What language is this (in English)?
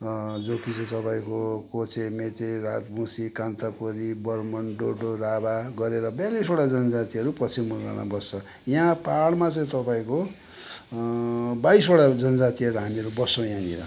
Nepali